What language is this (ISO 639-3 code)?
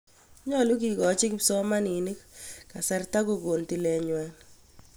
kln